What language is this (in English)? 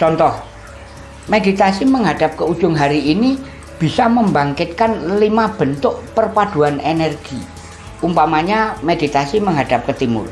Indonesian